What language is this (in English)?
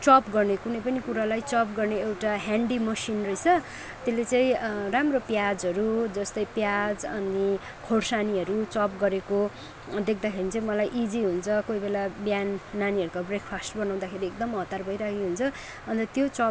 Nepali